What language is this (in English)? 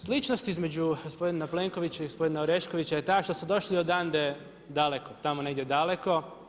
Croatian